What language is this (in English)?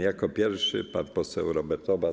Polish